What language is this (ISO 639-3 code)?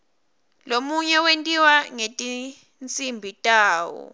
ssw